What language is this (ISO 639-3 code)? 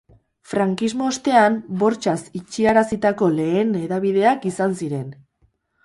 eus